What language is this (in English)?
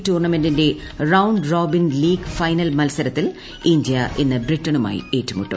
Malayalam